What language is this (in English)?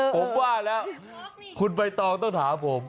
Thai